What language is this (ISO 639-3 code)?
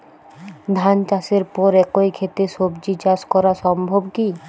ben